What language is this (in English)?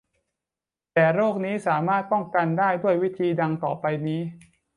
Thai